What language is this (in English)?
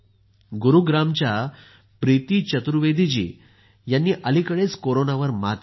Marathi